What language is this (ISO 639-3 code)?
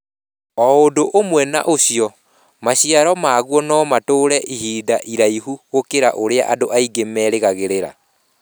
kik